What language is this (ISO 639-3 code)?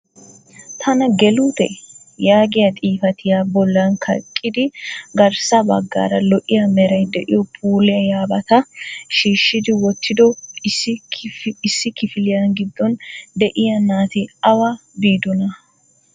wal